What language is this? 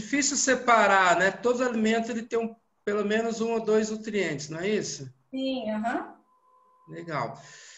Portuguese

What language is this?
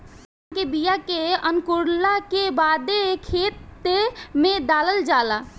Bhojpuri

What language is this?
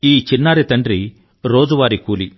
Telugu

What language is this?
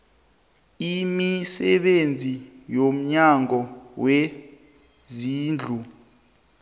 South Ndebele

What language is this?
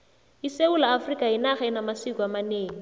South Ndebele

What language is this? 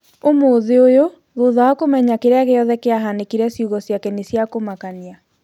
Kikuyu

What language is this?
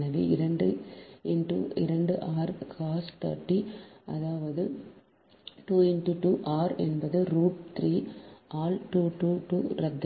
Tamil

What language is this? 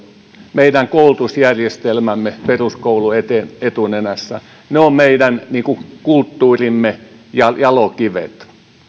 Finnish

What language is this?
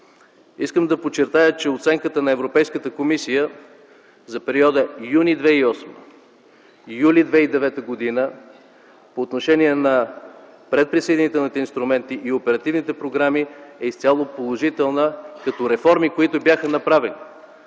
Bulgarian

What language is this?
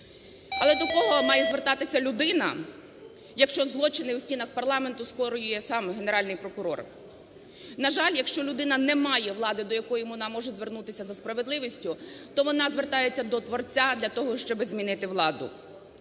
Ukrainian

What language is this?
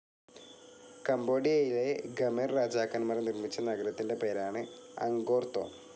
Malayalam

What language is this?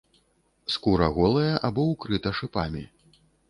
Belarusian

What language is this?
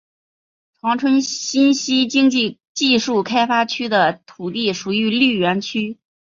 Chinese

